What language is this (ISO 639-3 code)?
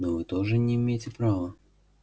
rus